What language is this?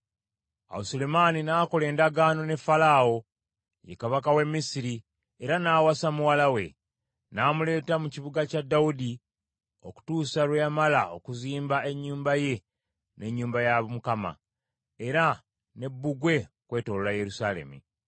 Ganda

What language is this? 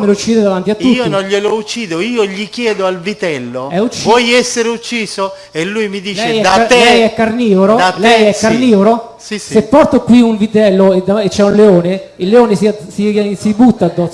Italian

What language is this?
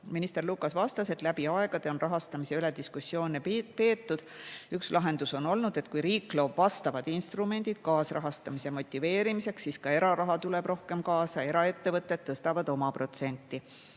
Estonian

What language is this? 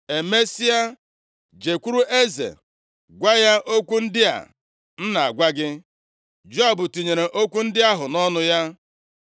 Igbo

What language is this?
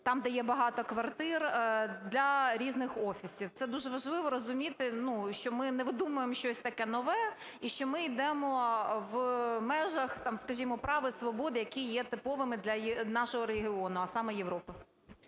Ukrainian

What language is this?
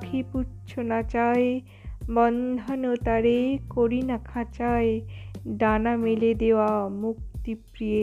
Bangla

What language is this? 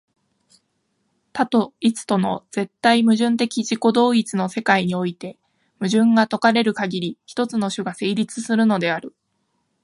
Japanese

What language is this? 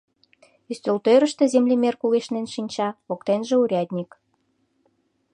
Mari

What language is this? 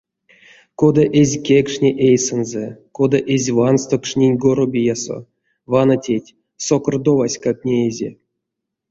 Erzya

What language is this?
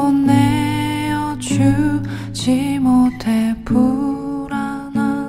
Korean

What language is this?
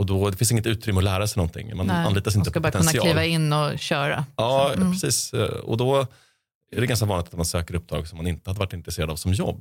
Swedish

